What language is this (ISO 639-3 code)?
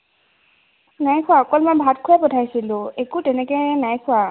asm